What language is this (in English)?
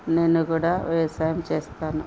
Telugu